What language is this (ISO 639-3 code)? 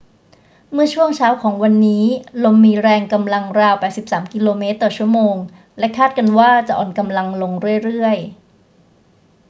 tha